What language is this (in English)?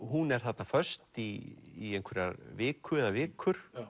Icelandic